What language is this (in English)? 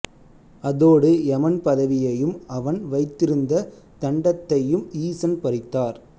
Tamil